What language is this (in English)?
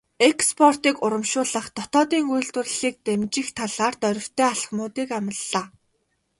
Mongolian